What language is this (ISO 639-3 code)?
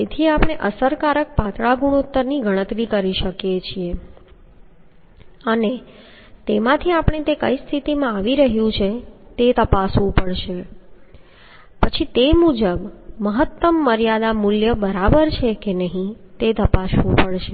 guj